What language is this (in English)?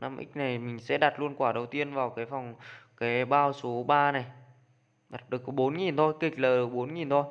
Vietnamese